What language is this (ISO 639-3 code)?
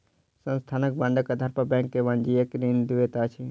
mai